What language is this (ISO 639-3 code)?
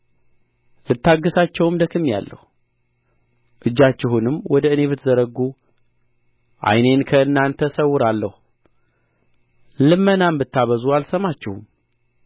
amh